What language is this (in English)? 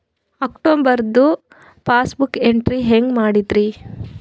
Kannada